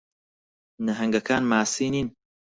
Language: Central Kurdish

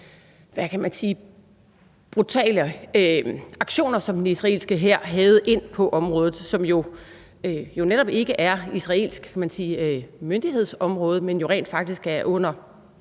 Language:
Danish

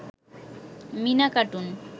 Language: Bangla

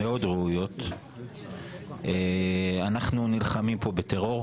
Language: Hebrew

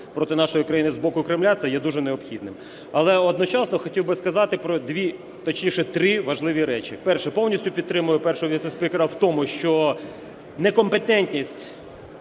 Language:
Ukrainian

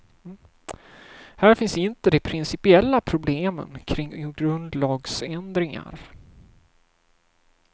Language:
Swedish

